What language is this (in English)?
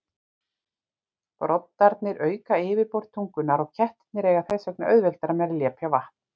Icelandic